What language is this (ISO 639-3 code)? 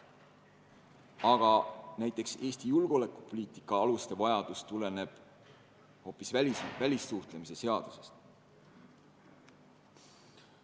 est